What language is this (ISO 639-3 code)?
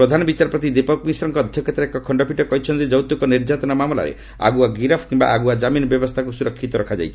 ori